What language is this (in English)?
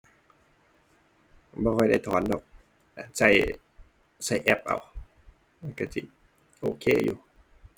Thai